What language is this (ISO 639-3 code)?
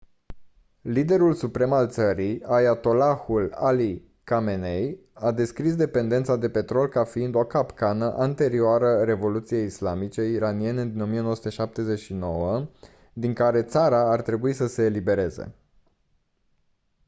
ron